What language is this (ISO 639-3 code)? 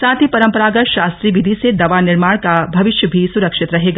hin